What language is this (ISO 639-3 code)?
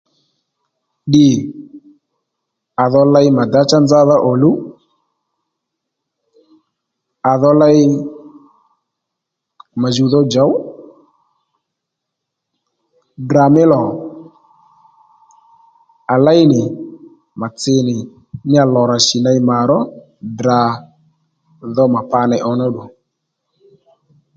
led